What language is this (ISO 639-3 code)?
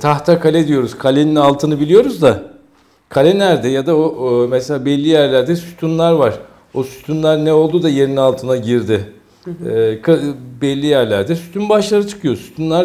tur